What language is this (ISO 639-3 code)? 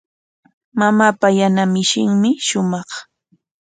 qwa